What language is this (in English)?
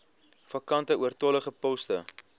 Afrikaans